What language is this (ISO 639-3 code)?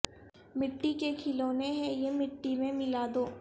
urd